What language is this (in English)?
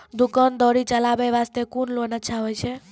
Maithili